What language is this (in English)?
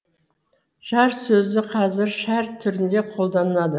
Kazakh